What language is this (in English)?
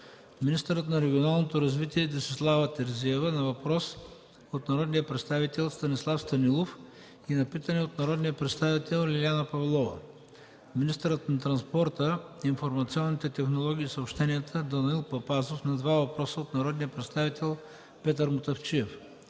Bulgarian